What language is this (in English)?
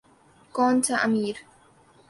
Urdu